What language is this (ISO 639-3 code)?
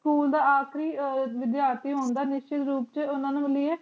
pan